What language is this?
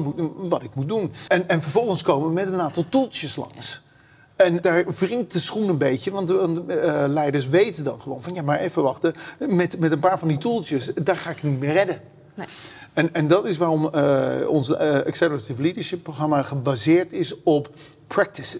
Dutch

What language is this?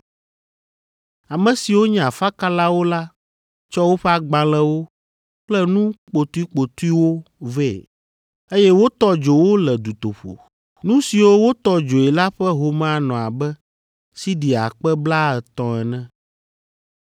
Ewe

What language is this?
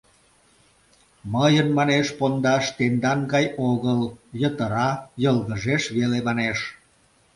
Mari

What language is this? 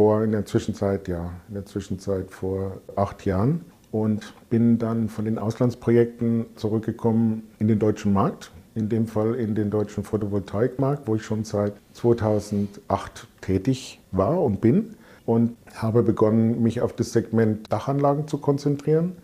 German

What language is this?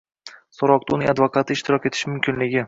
Uzbek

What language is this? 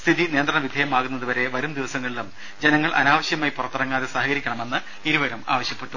Malayalam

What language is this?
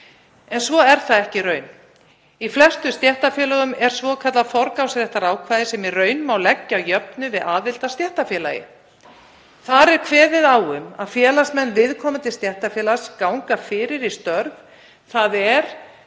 Icelandic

